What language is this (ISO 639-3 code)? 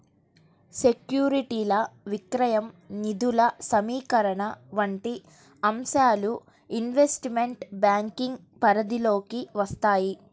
tel